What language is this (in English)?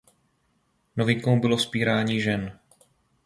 Czech